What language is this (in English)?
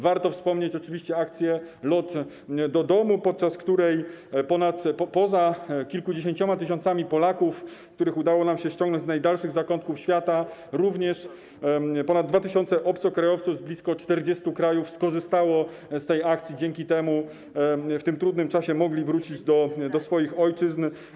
Polish